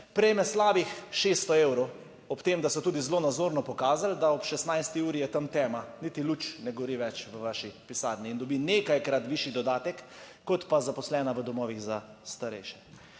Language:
Slovenian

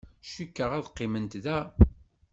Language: Kabyle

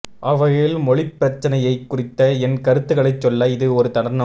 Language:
Tamil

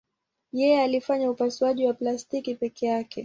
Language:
Swahili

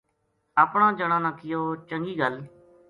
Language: Gujari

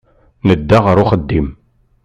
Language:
Kabyle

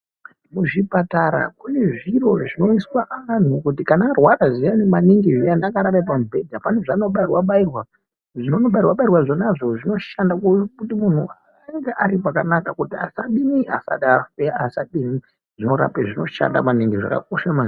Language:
Ndau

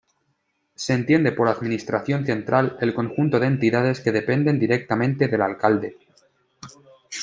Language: Spanish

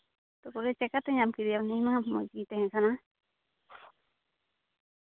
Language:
Santali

